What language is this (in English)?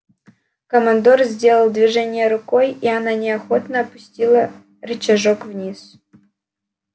Russian